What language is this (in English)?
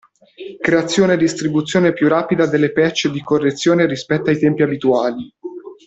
Italian